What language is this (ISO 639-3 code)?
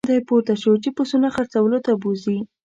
pus